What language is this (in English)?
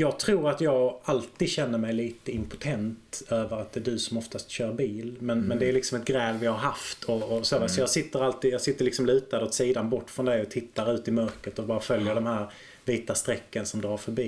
Swedish